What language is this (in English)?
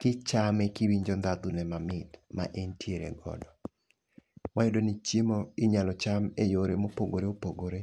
Luo (Kenya and Tanzania)